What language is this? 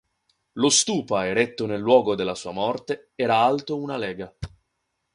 Italian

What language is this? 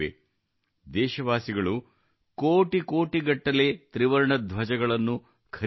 Kannada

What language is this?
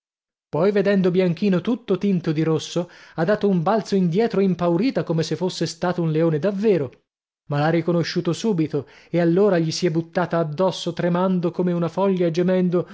Italian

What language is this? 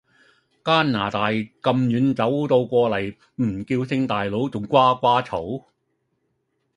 Cantonese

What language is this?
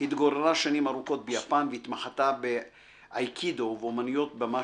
Hebrew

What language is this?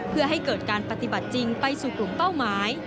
Thai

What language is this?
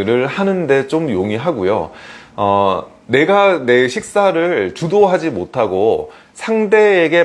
Korean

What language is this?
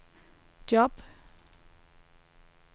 Danish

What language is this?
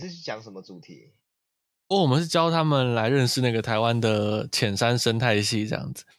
Chinese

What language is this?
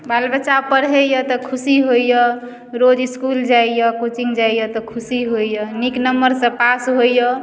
Maithili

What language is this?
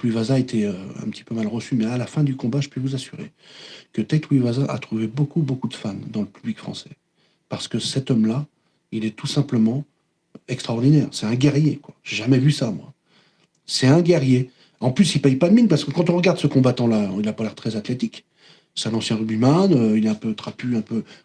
French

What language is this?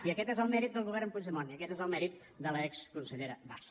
Catalan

